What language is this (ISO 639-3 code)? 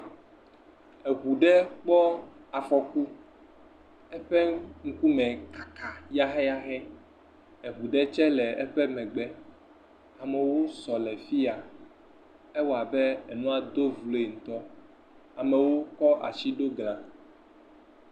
ewe